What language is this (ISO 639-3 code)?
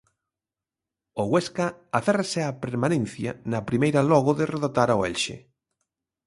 glg